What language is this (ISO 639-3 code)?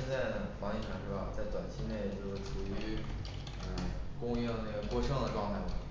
zho